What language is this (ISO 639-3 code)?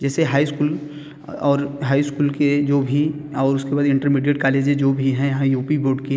hin